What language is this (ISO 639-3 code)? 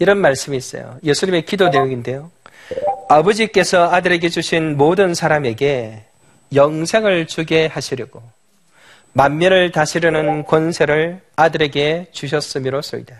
kor